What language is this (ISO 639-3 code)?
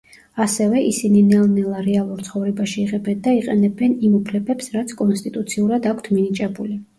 kat